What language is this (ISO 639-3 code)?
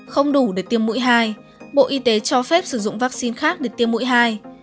vie